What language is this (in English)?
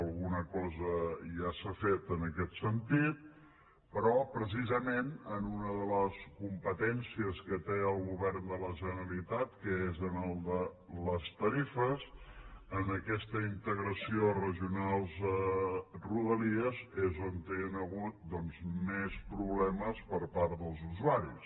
Catalan